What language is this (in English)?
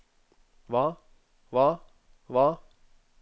Norwegian